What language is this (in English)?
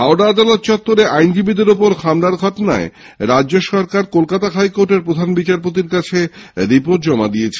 Bangla